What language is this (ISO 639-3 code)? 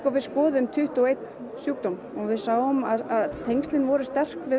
isl